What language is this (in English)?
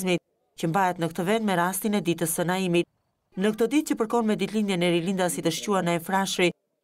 Romanian